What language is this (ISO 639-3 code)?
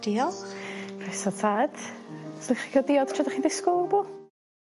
cym